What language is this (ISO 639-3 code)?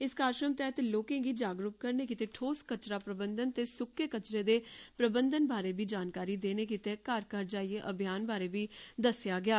doi